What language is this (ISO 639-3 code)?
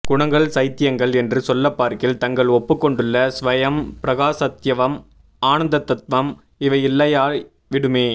tam